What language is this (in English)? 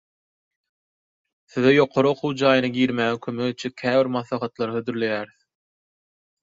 Turkmen